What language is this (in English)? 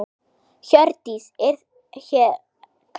Icelandic